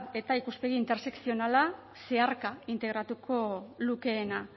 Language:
Basque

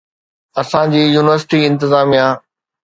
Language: Sindhi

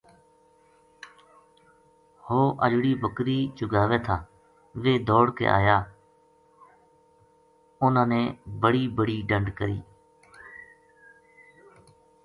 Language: Gujari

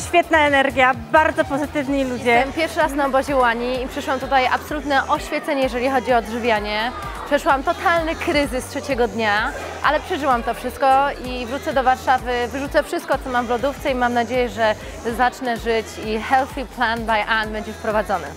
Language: Polish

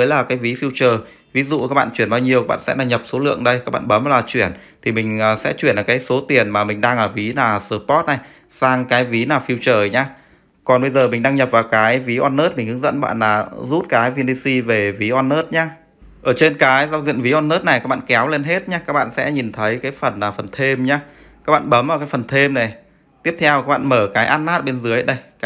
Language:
Vietnamese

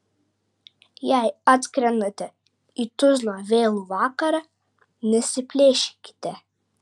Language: Lithuanian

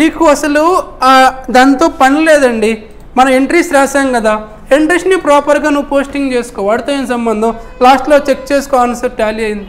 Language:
Telugu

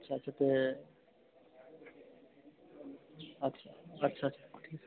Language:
Dogri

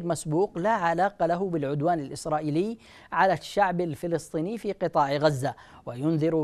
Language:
Arabic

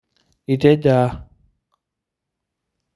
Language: Masai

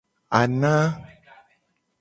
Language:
Gen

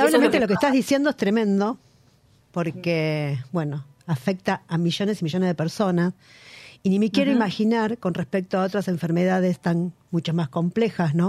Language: Spanish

